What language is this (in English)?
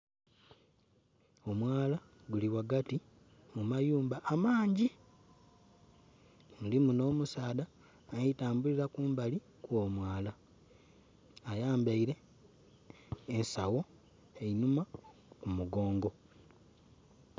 Soga